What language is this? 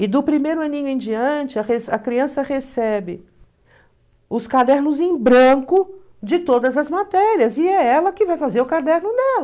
Portuguese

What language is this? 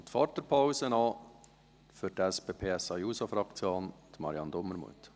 Swiss German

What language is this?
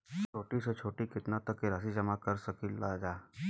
Bhojpuri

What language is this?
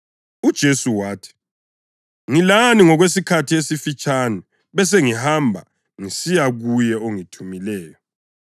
North Ndebele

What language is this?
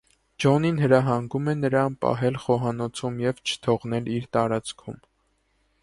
Armenian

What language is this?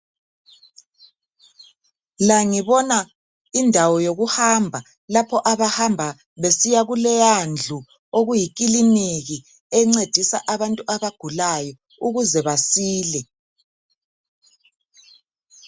North Ndebele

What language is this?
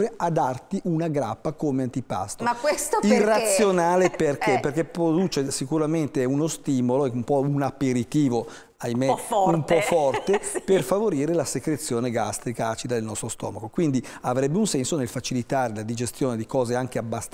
Italian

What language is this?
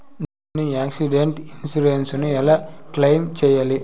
Telugu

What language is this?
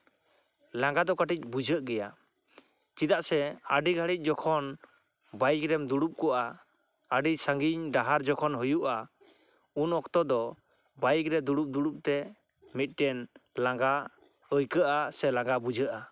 Santali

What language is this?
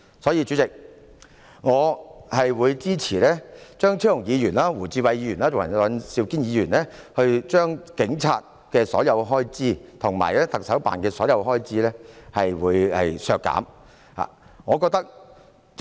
Cantonese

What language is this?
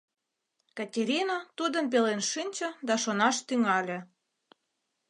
Mari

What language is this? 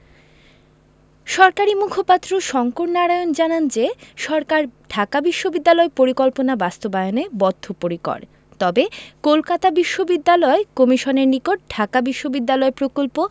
Bangla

